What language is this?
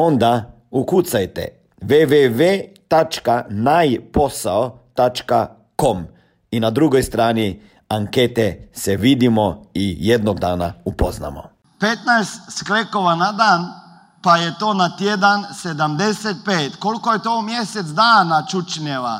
Croatian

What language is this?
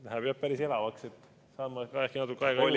Estonian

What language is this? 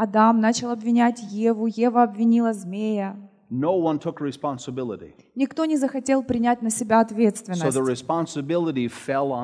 Russian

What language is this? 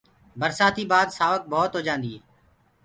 Gurgula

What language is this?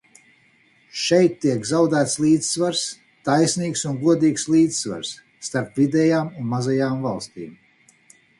Latvian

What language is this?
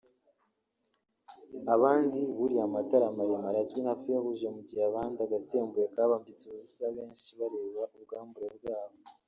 Kinyarwanda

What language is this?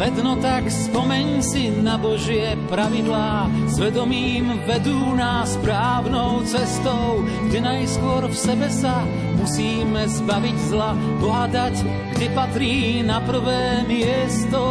Slovak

